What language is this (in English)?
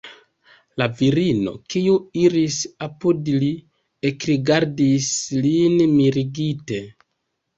Esperanto